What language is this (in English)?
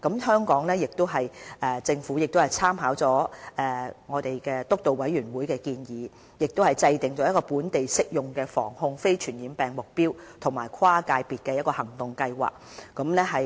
Cantonese